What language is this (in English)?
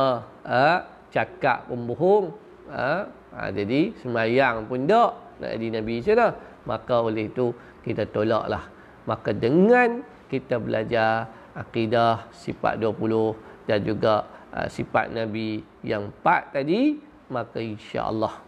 Malay